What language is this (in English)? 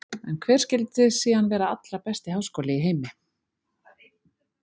Icelandic